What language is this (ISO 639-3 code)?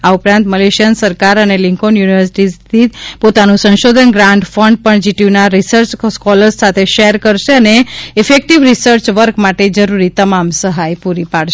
guj